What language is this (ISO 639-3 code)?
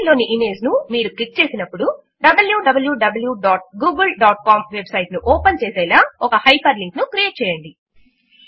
tel